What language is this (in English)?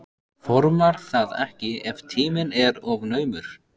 Icelandic